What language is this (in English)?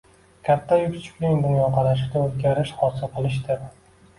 Uzbek